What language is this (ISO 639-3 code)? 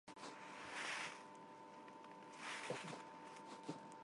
hye